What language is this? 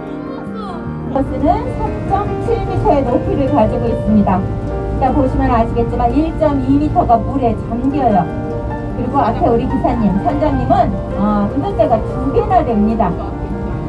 Korean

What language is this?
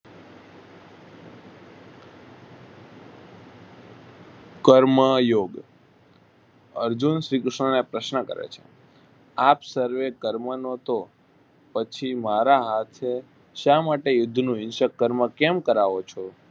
Gujarati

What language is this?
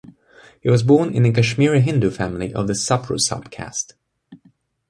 English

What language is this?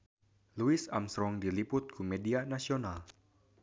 Sundanese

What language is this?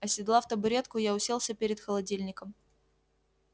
Russian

